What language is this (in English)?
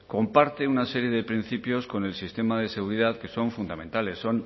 Spanish